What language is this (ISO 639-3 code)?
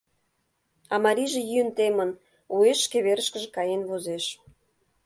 chm